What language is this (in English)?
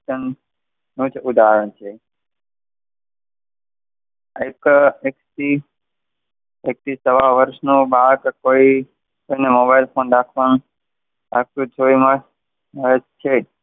Gujarati